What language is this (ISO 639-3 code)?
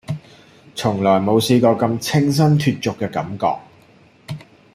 yue